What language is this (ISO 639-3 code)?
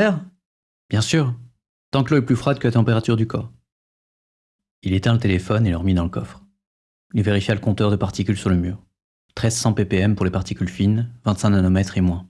fra